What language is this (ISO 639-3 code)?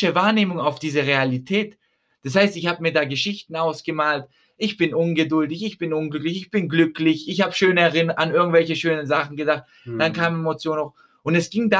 deu